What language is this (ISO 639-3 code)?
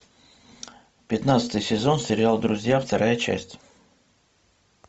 rus